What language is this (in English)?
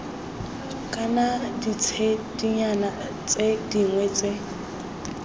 Tswana